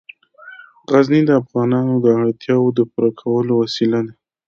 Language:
Pashto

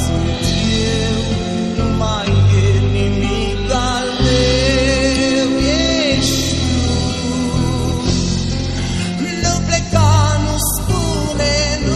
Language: Romanian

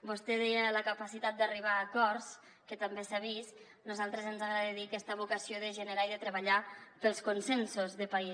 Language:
Catalan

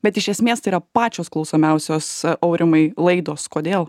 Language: Lithuanian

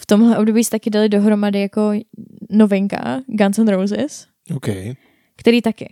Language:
Czech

